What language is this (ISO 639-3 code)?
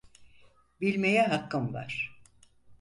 tur